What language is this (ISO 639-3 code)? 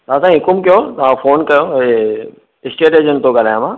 snd